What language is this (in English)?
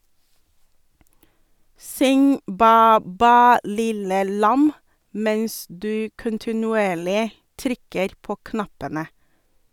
Norwegian